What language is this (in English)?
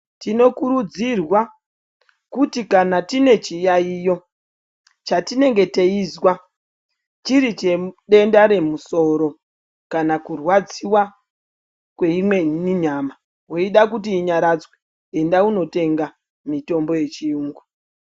Ndau